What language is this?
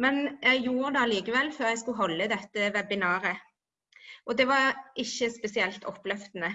Norwegian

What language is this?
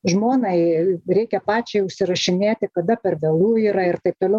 Lithuanian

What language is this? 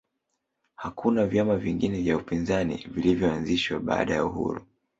Swahili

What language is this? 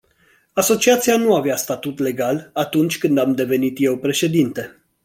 Romanian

